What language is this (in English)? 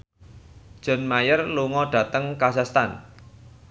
Javanese